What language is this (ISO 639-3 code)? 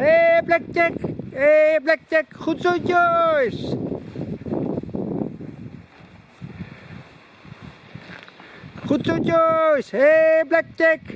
nld